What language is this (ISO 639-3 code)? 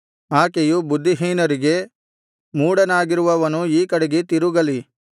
kan